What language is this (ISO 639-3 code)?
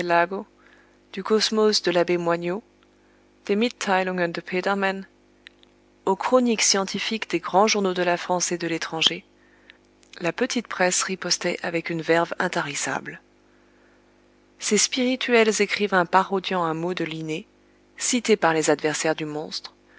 fra